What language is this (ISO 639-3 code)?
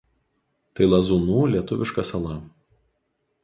lit